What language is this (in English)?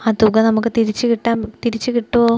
Malayalam